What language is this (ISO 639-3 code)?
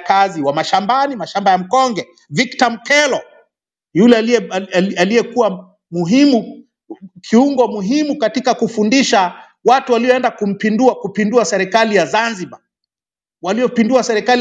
swa